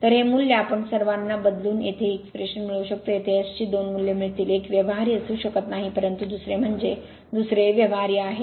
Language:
Marathi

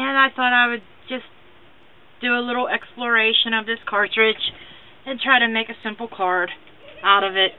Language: English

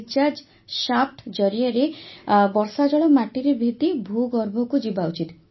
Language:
Odia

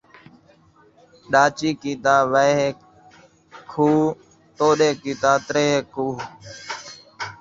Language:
Saraiki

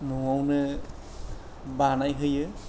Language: Bodo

